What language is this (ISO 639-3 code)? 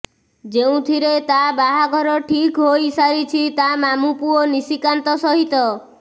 ori